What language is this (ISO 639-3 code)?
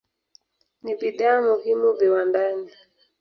swa